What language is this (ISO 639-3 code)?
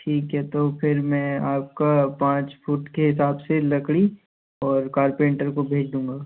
hin